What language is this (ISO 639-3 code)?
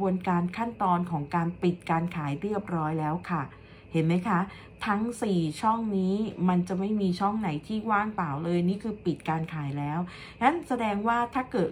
tha